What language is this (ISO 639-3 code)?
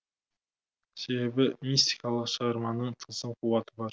kaz